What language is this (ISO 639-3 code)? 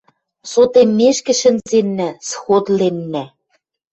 mrj